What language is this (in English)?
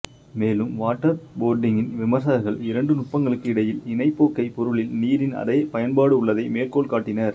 Tamil